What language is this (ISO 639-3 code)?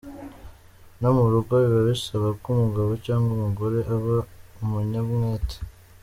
kin